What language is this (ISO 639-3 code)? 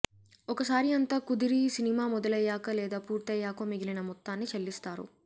tel